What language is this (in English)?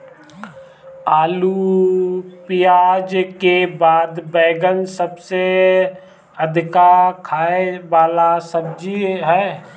Bhojpuri